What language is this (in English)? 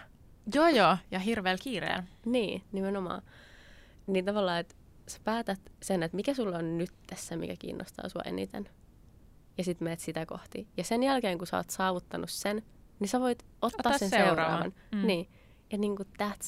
Finnish